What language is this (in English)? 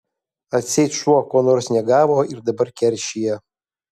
Lithuanian